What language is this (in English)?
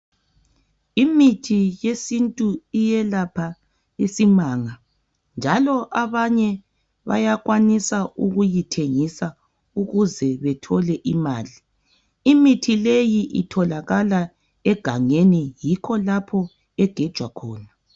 North Ndebele